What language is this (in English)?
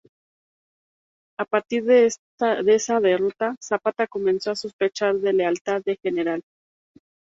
Spanish